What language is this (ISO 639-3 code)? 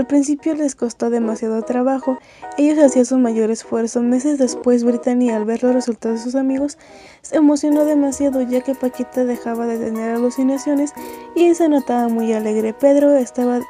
spa